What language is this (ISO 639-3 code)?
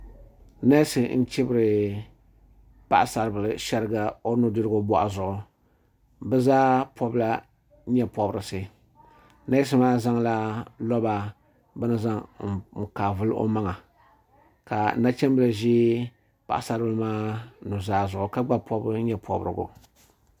dag